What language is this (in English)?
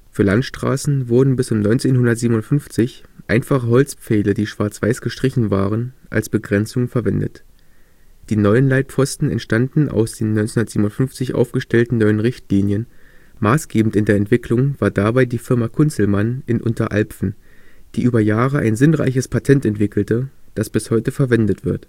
German